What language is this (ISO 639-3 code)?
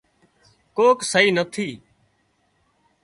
kxp